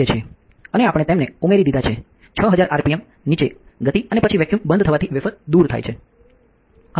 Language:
Gujarati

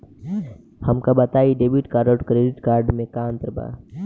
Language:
Bhojpuri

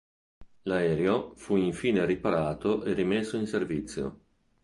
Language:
Italian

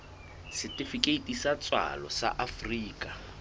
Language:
Southern Sotho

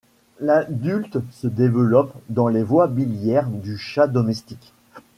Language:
French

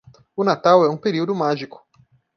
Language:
Portuguese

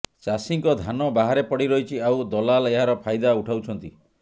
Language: Odia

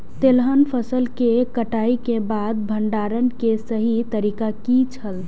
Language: Maithili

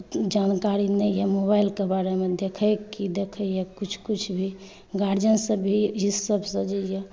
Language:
Maithili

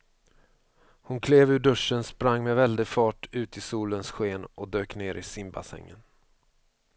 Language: Swedish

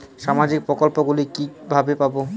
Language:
Bangla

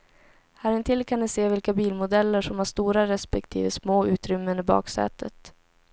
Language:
Swedish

